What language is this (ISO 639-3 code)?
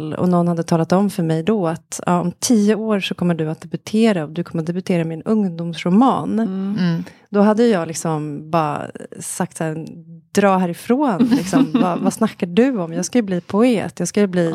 swe